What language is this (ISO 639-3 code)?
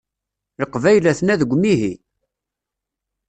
kab